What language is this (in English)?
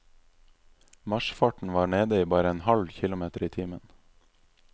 Norwegian